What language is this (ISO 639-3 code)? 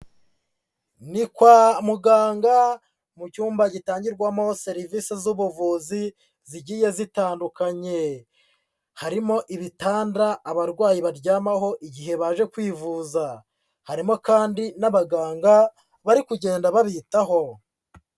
kin